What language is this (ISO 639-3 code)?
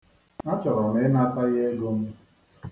ibo